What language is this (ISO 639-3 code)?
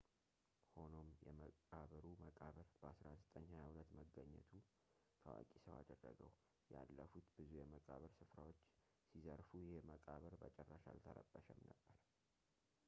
amh